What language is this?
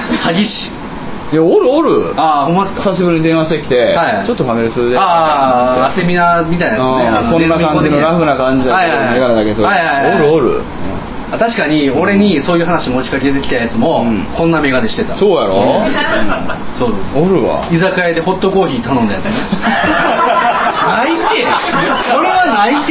Japanese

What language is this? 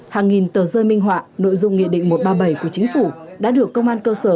Vietnamese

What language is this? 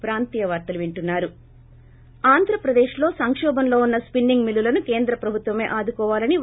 Telugu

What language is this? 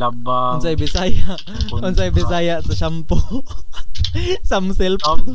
Filipino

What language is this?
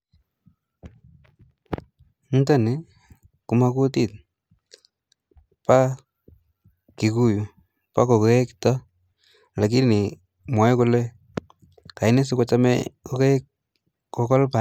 Kalenjin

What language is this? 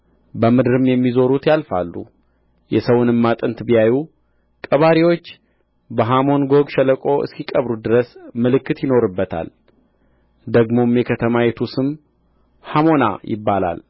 Amharic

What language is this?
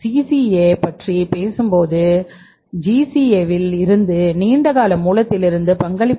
Tamil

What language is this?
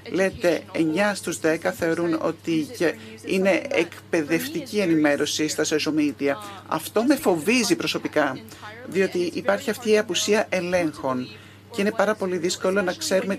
Greek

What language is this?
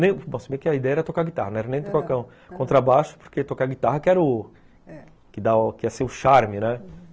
Portuguese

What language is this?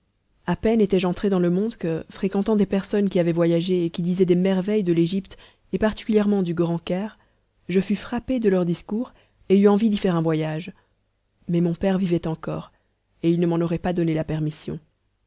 French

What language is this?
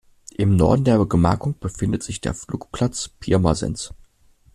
German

